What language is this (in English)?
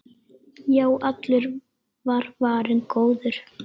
Icelandic